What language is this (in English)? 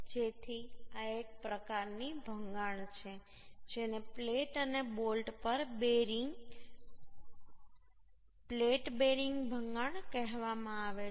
Gujarati